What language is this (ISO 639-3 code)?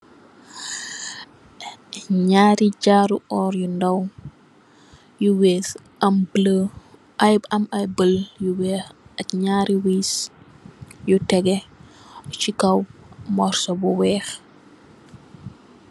wol